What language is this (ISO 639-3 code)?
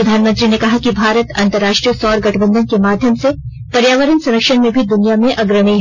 hin